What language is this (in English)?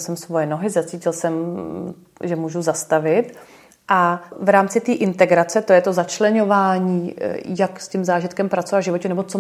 Czech